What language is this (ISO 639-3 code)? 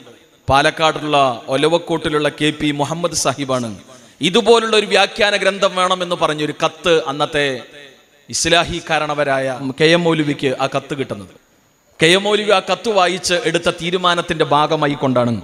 ara